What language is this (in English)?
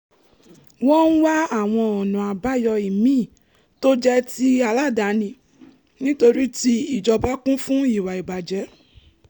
Yoruba